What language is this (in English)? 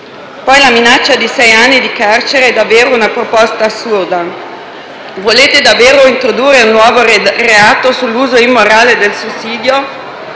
Italian